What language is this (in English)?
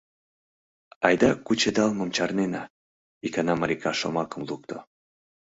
Mari